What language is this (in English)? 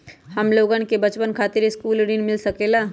Magahi